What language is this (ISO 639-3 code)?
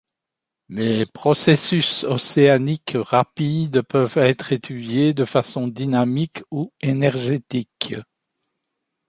fra